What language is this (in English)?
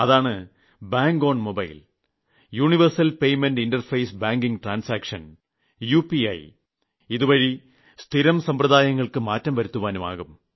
Malayalam